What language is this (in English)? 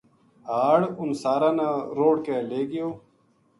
Gujari